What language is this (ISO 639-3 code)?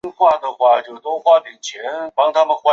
zho